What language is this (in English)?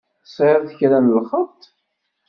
Kabyle